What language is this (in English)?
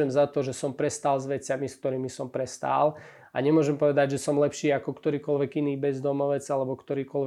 Slovak